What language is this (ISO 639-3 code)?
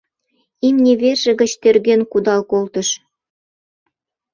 chm